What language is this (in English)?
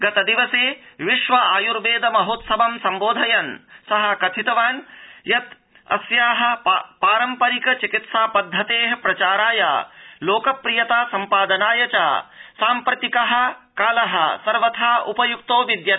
Sanskrit